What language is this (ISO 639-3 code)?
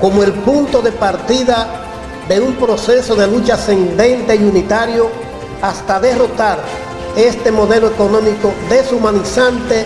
spa